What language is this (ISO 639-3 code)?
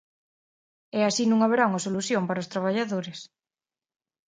glg